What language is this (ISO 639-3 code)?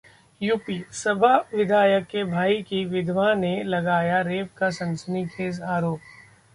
hin